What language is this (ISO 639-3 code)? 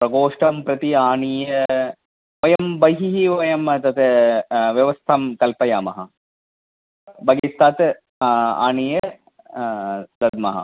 san